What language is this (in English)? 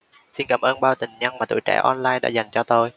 Vietnamese